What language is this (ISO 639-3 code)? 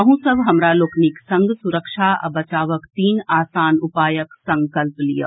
mai